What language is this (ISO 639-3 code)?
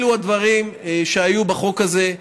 heb